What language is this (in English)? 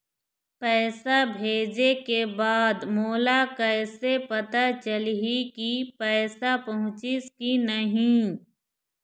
Chhattisgarhi